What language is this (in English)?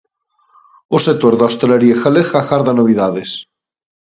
Galician